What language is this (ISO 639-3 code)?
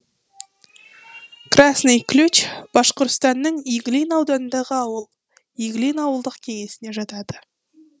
kaz